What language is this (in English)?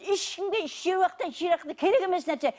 Kazakh